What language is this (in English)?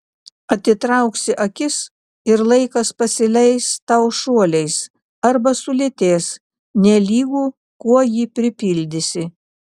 Lithuanian